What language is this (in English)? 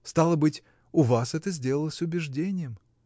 Russian